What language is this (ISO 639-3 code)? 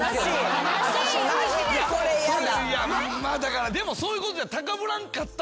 jpn